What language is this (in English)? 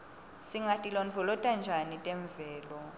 Swati